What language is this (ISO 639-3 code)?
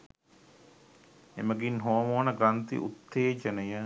sin